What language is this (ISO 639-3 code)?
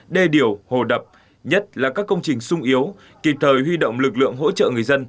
vie